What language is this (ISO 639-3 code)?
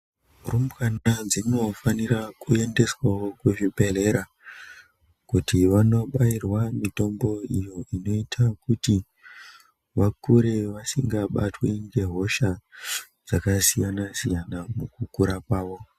ndc